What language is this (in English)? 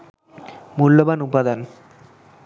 Bangla